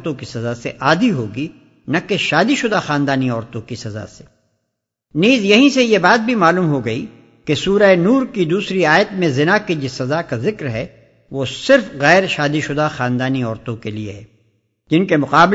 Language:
Urdu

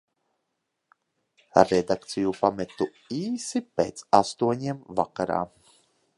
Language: Latvian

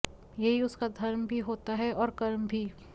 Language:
Hindi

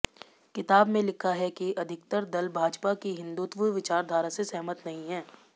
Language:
Hindi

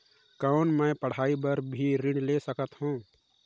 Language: Chhattisgarhi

